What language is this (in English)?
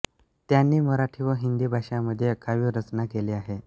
Marathi